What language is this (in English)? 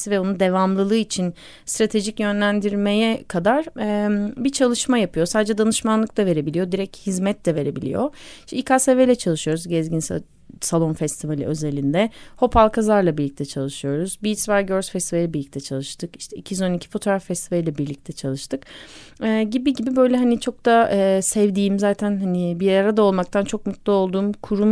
Turkish